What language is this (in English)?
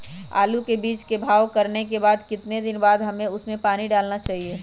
Magahi